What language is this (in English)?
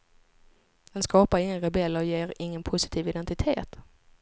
Swedish